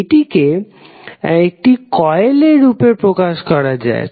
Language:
Bangla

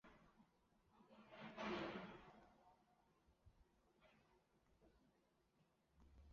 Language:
Chinese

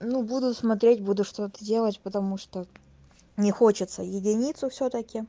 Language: Russian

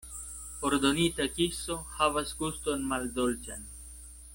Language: Esperanto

